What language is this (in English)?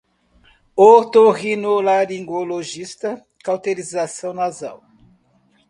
Portuguese